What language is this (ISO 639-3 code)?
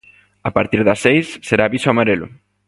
glg